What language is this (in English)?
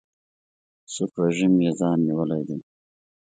Pashto